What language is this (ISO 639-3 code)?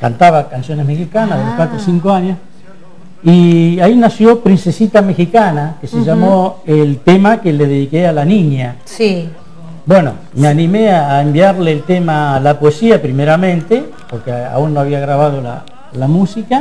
spa